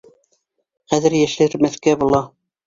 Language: Bashkir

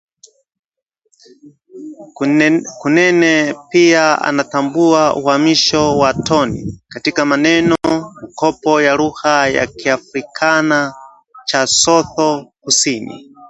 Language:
Swahili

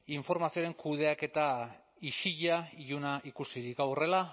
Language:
Basque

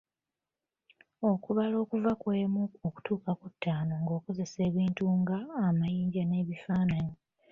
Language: Ganda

